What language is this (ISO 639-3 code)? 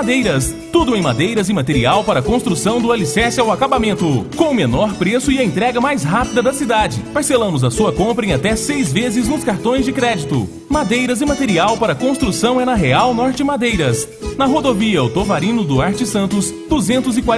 por